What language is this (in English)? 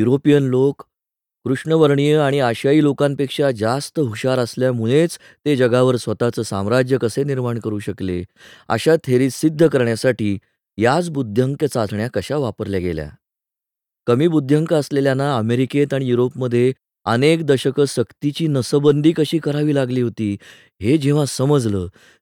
Marathi